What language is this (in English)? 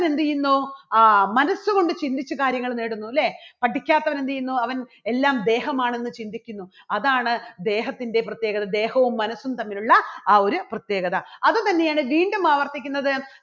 Malayalam